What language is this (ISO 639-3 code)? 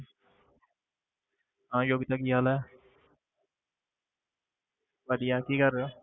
pan